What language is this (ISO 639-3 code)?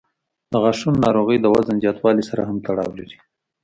pus